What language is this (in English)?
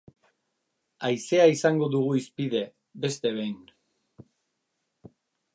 Basque